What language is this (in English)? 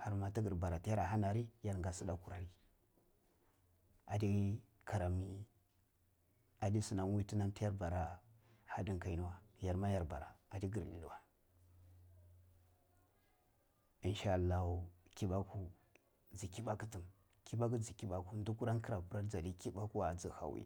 Cibak